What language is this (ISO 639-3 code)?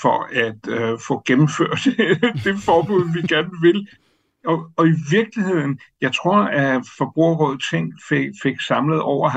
dan